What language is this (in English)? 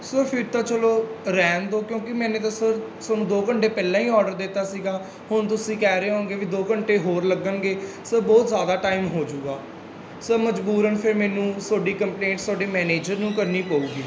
Punjabi